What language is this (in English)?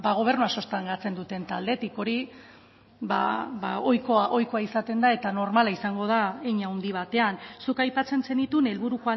Basque